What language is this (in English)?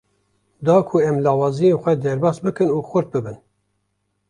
Kurdish